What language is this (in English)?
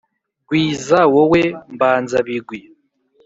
Kinyarwanda